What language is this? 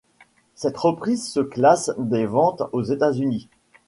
French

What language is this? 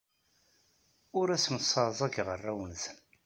Kabyle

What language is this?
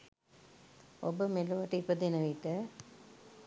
Sinhala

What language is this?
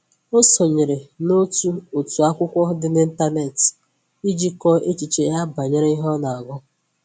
Igbo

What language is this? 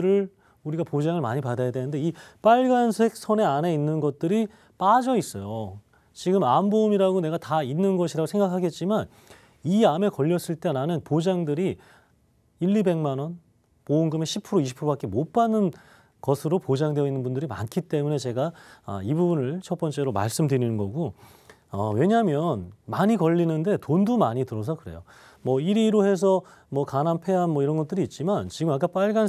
Korean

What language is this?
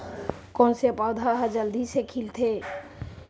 Chhattisgarhi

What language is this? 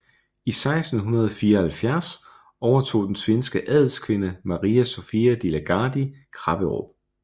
Danish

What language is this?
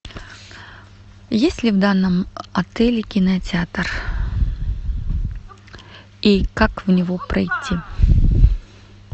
Russian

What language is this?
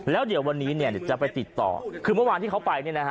Thai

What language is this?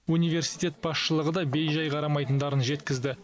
Kazakh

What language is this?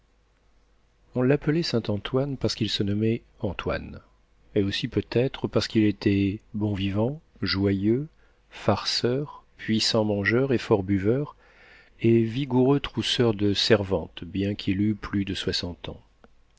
French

